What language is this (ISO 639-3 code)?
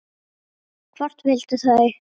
isl